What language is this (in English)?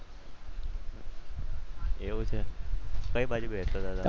Gujarati